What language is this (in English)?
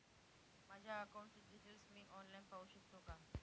Marathi